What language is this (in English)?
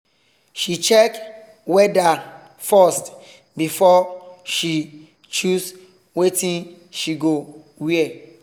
Nigerian Pidgin